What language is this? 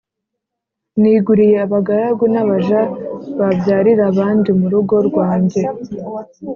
Kinyarwanda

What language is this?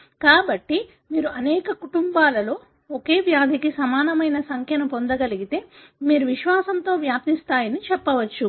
Telugu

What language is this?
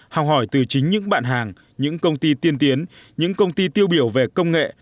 Vietnamese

